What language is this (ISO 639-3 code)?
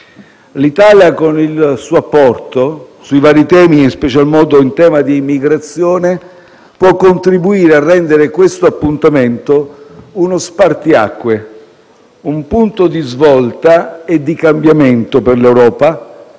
ita